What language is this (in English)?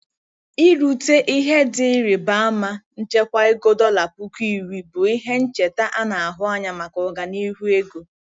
Igbo